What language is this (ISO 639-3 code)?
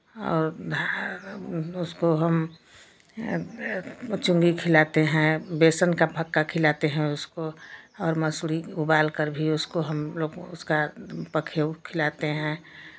hin